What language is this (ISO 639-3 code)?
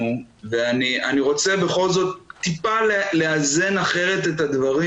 heb